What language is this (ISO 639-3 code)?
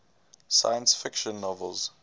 eng